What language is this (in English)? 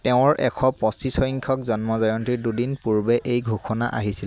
Assamese